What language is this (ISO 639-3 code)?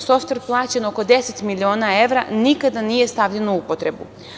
srp